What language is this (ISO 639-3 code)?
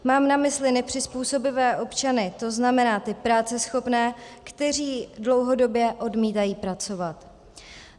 ces